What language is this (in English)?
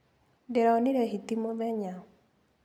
Kikuyu